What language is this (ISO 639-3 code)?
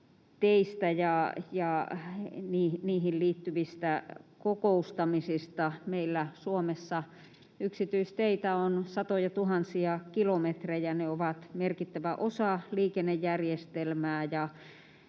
fin